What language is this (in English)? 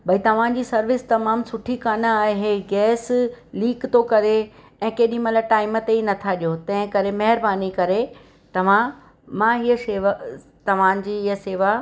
Sindhi